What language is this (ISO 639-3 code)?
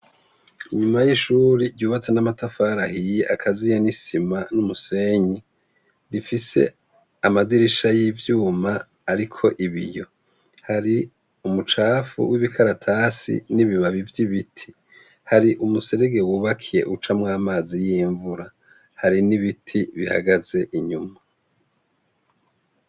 run